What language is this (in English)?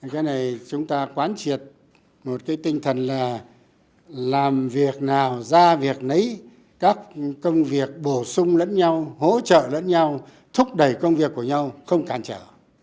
Vietnamese